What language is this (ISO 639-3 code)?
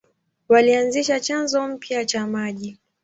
swa